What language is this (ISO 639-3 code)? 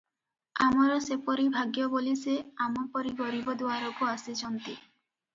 ori